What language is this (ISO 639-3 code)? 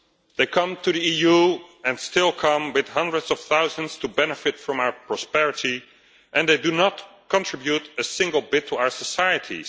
eng